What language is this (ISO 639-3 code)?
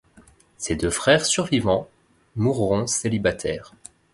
fra